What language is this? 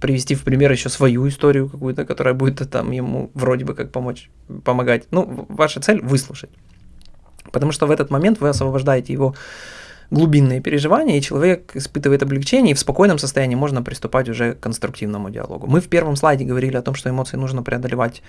Russian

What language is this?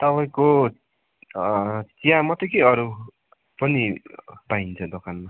Nepali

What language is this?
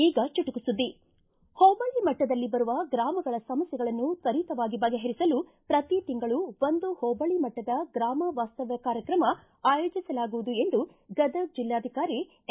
Kannada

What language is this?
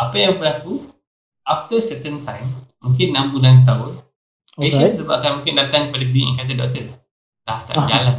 Malay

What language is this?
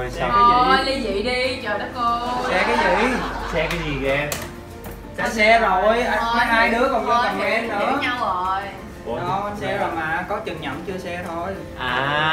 Vietnamese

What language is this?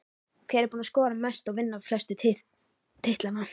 Icelandic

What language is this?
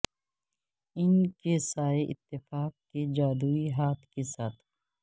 Urdu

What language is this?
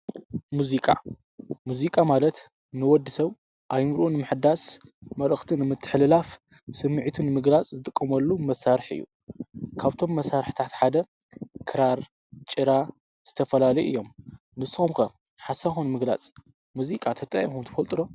Tigrinya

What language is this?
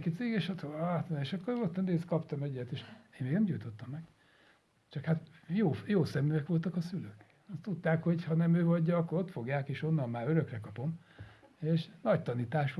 Hungarian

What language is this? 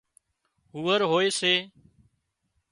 Wadiyara Koli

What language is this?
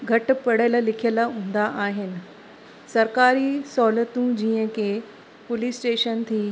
Sindhi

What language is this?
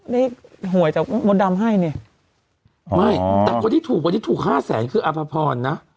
Thai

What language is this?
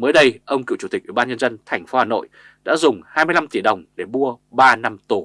Vietnamese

